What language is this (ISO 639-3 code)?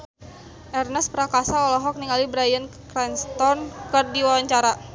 sun